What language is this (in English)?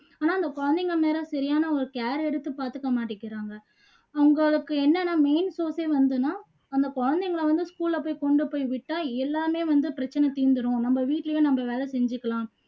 Tamil